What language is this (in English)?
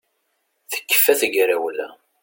Kabyle